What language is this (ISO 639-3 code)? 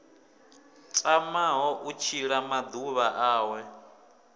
ven